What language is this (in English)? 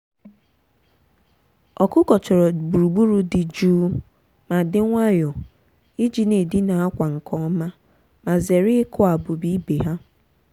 Igbo